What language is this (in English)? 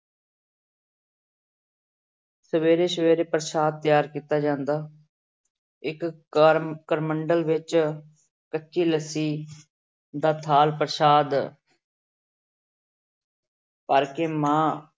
Punjabi